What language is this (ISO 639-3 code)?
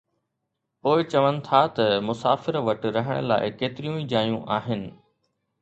snd